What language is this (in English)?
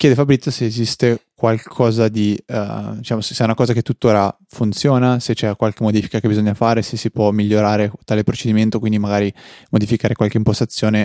Italian